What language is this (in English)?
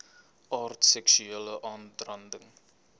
Afrikaans